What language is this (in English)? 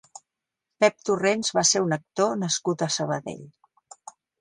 Catalan